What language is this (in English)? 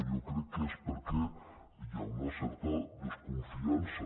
Catalan